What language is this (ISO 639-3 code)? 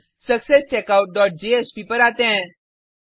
hin